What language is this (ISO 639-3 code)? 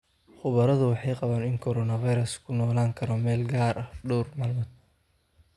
som